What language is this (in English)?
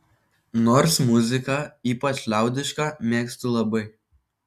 Lithuanian